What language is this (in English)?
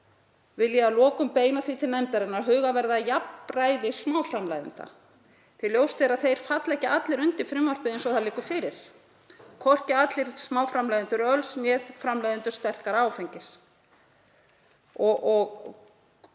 Icelandic